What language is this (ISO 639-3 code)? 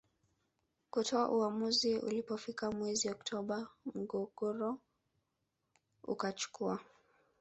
swa